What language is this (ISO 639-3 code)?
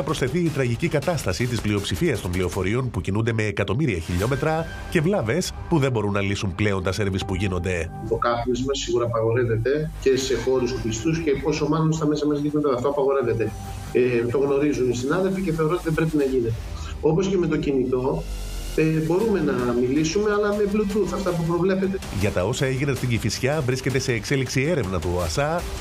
ell